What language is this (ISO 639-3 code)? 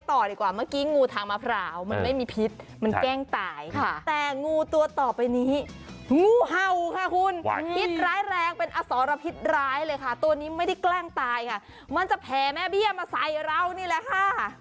tha